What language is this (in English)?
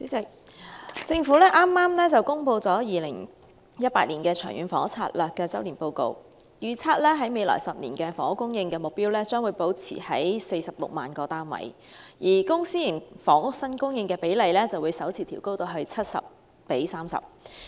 Cantonese